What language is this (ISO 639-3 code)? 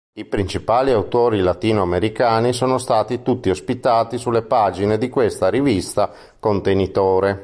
ita